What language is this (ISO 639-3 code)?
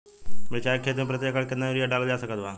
bho